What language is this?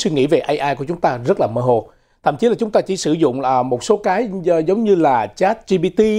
Vietnamese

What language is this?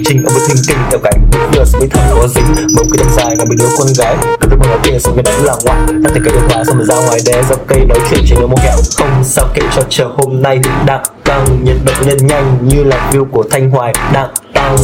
Vietnamese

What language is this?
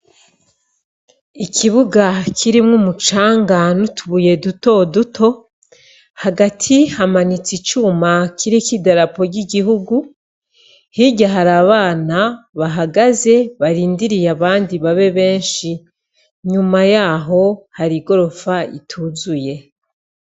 Rundi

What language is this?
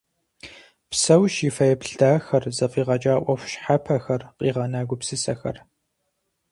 Kabardian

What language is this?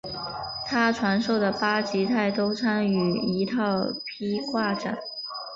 Chinese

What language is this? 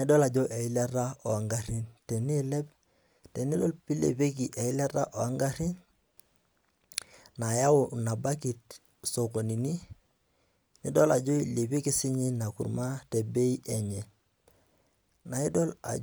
Masai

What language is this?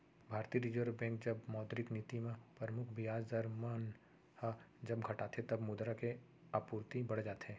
Chhattisgarhi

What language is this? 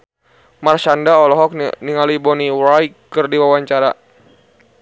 Sundanese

